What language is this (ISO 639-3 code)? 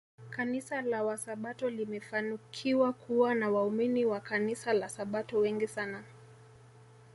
swa